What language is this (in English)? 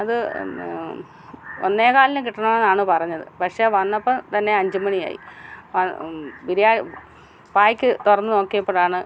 Malayalam